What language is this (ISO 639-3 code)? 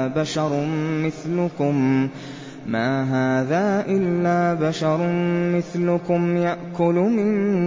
ara